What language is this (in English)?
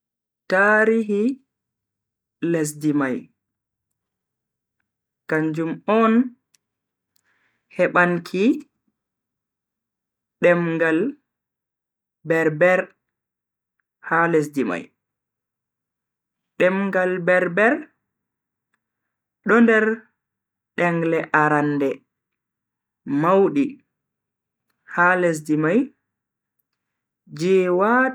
Bagirmi Fulfulde